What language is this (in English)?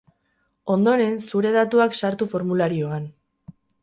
Basque